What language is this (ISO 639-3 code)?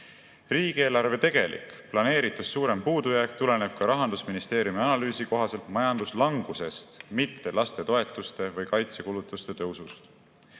est